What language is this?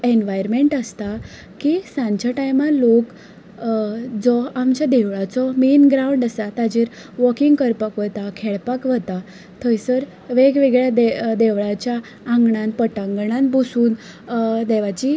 Konkani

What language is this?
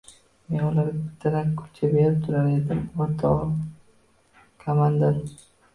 Uzbek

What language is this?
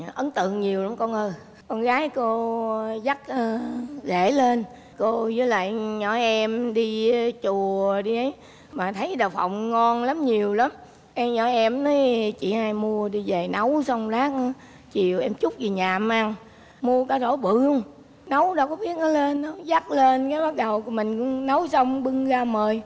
Vietnamese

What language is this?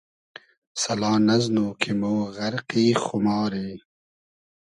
Hazaragi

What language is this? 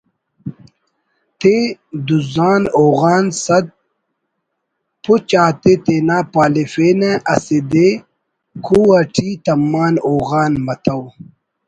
Brahui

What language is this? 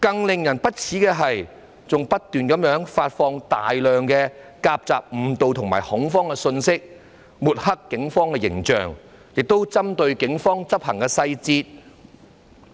Cantonese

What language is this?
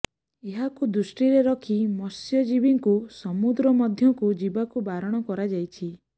Odia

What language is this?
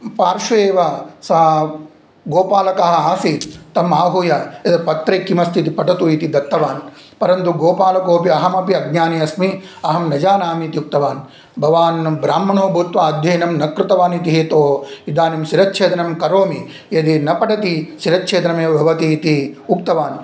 Sanskrit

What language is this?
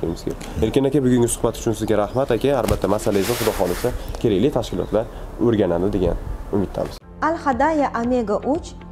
Turkish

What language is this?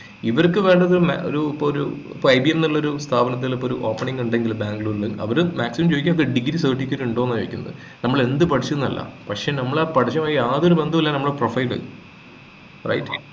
Malayalam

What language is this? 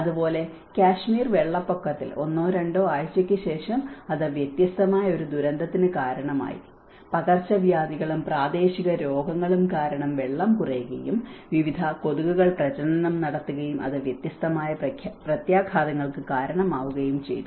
Malayalam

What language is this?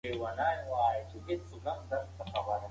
Pashto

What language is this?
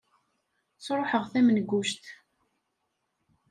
Kabyle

